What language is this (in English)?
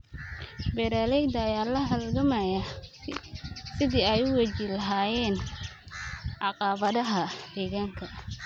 Somali